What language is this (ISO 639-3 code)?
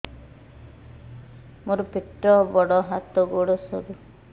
ori